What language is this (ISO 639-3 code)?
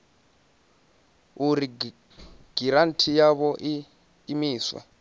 ven